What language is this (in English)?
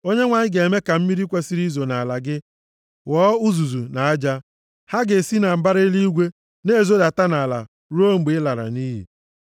Igbo